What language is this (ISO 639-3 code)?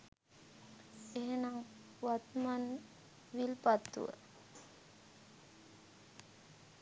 sin